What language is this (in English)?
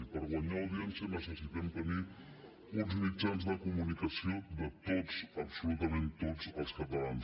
Catalan